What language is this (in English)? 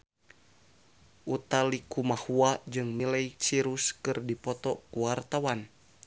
Sundanese